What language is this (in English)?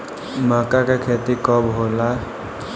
Bhojpuri